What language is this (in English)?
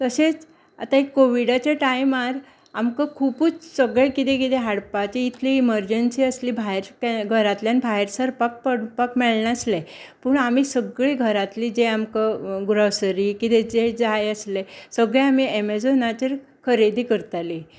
Konkani